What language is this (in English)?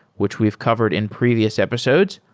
English